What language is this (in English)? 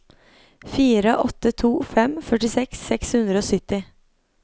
Norwegian